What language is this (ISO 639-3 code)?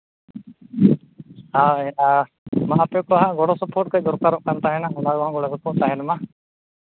sat